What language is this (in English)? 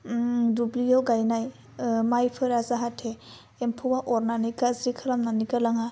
Bodo